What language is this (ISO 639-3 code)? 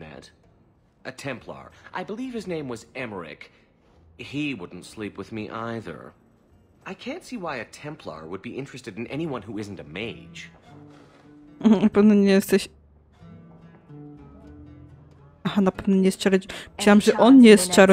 pol